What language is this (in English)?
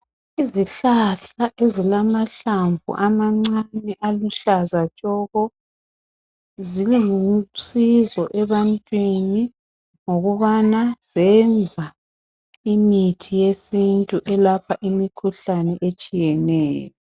North Ndebele